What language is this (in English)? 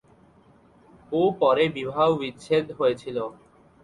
Bangla